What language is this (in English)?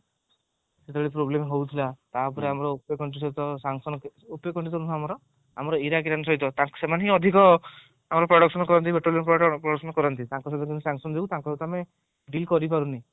Odia